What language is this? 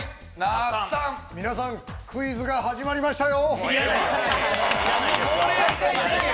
Japanese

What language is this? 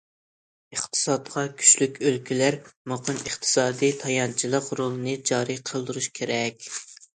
Uyghur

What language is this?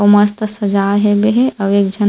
Chhattisgarhi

